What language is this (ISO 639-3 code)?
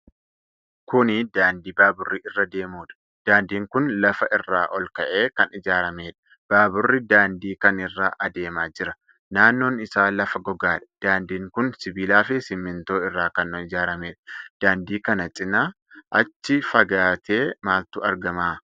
orm